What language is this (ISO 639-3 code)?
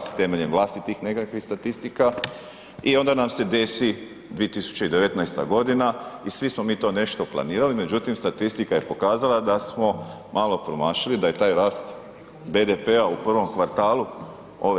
hrv